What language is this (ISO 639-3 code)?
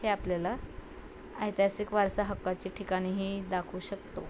mar